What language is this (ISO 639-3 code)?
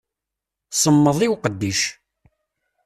kab